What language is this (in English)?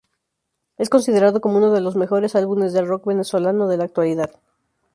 Spanish